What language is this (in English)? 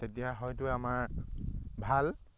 Assamese